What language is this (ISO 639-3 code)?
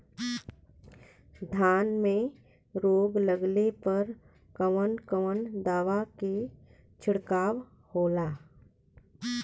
bho